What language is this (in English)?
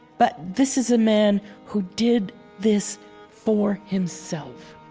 English